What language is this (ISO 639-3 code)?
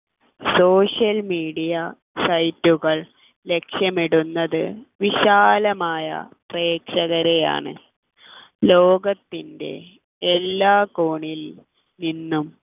mal